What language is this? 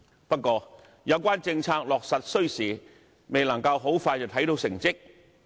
Cantonese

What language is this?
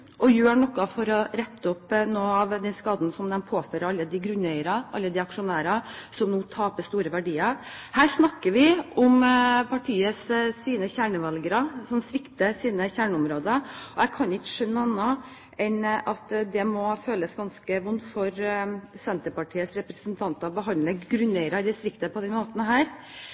Norwegian Bokmål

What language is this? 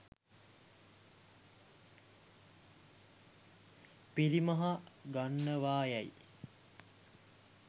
Sinhala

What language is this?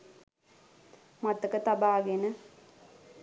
Sinhala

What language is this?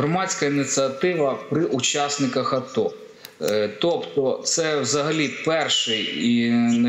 Ukrainian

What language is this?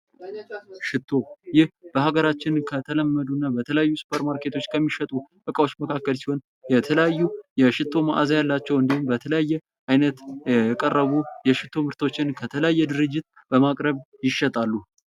Amharic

